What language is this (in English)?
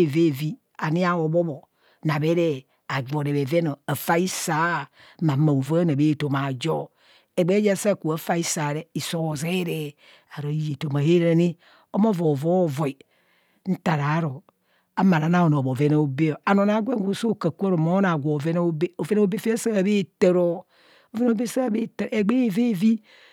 Kohumono